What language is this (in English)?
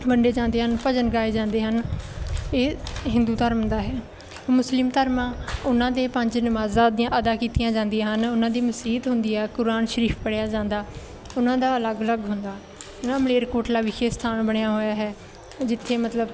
Punjabi